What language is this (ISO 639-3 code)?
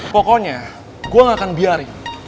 ind